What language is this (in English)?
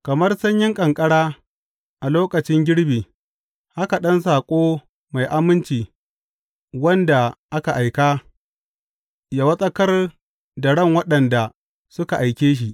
Hausa